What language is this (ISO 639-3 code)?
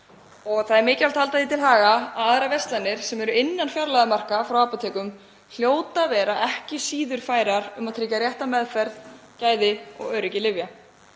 isl